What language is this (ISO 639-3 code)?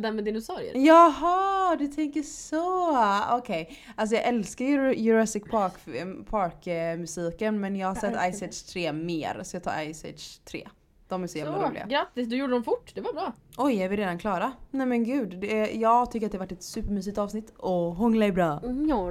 swe